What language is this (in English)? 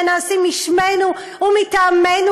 Hebrew